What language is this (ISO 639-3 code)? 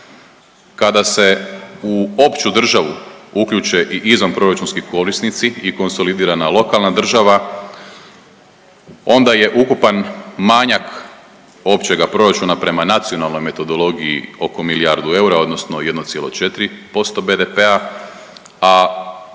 hrv